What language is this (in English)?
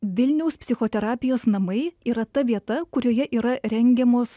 Lithuanian